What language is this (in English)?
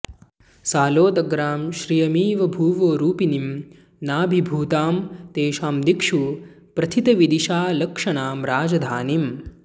Sanskrit